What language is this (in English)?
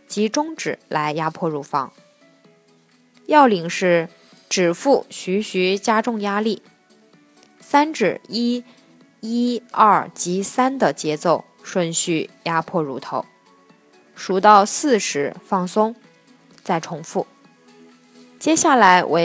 Chinese